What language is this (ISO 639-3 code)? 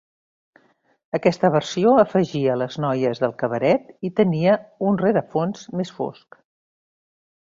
cat